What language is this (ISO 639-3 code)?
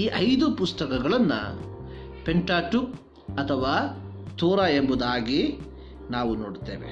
kan